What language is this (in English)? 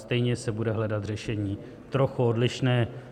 Czech